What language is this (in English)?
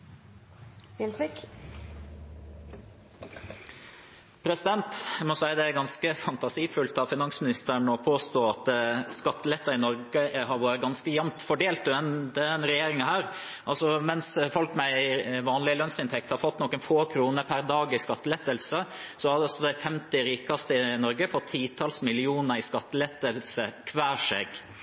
Norwegian